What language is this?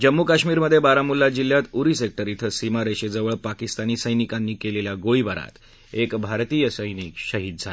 Marathi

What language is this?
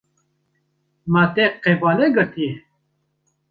Kurdish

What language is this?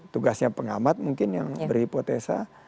Indonesian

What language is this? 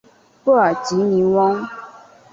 Chinese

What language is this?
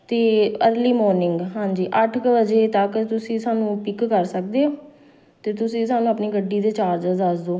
Punjabi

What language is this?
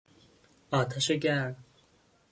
Persian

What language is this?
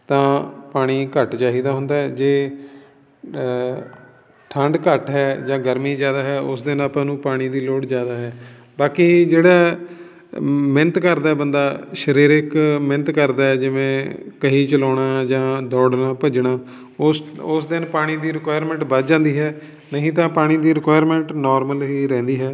Punjabi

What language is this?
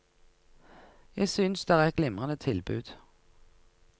Norwegian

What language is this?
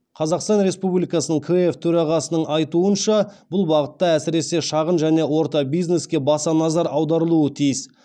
Kazakh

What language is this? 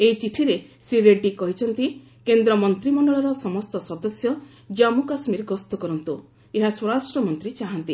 Odia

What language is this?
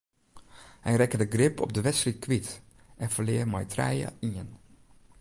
Western Frisian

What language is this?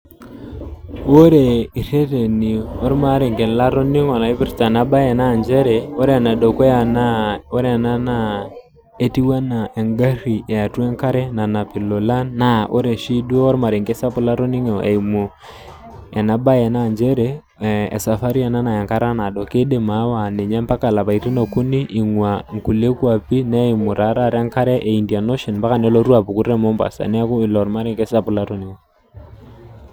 Masai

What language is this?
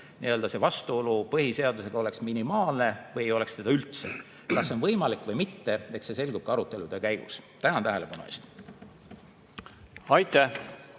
Estonian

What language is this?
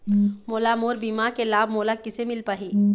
Chhattisgarhi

